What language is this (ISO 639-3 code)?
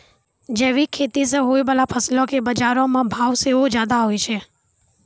mai